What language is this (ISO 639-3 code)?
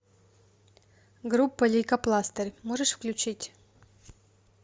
rus